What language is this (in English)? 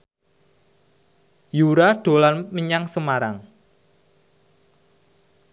Javanese